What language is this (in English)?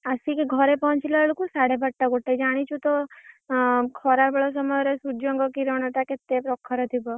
Odia